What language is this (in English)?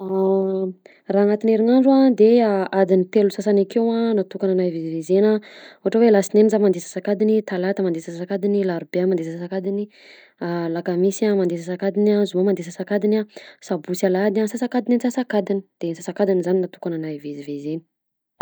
Southern Betsimisaraka Malagasy